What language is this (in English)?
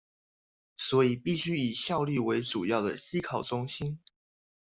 Chinese